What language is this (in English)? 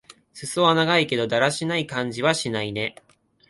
Japanese